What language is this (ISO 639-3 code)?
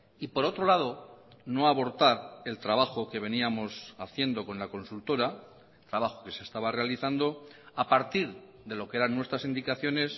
spa